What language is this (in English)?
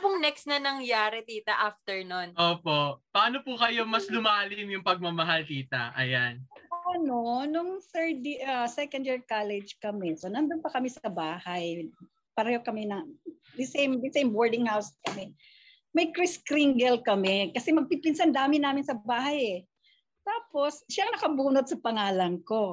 Filipino